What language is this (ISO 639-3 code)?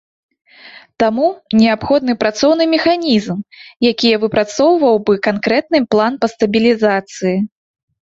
bel